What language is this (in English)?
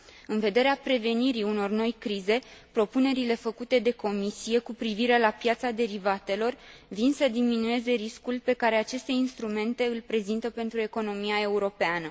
Romanian